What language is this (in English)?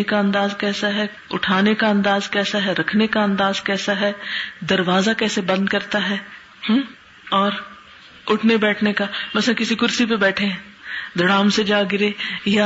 Urdu